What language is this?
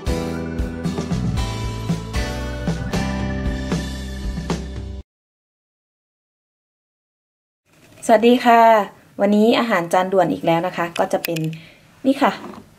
Thai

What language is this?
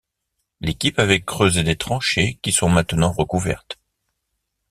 French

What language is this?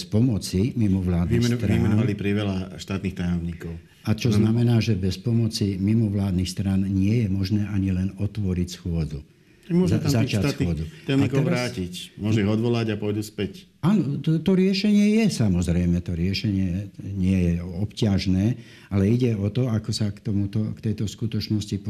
Slovak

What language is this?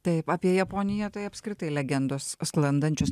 Lithuanian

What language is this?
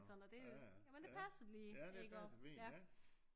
Danish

